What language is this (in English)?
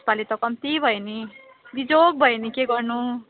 Nepali